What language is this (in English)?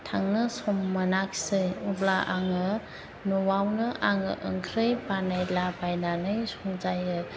Bodo